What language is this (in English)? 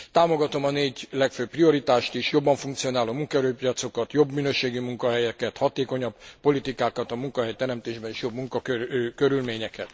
Hungarian